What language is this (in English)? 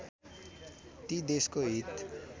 Nepali